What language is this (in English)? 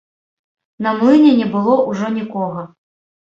Belarusian